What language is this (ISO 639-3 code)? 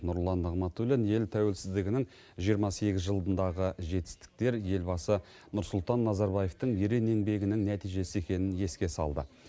kaz